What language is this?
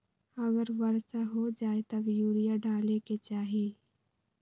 Magahi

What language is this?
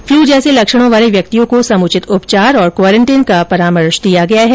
Hindi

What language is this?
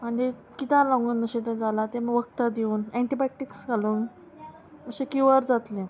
Konkani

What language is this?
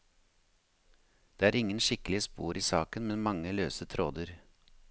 Norwegian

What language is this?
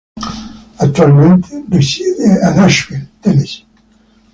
Italian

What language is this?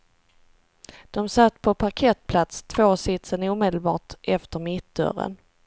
Swedish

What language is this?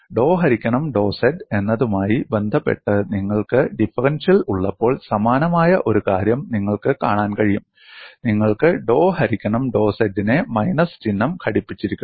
Malayalam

